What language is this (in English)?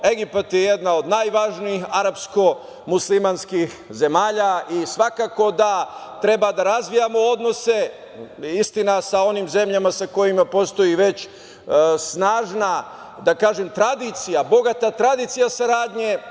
Serbian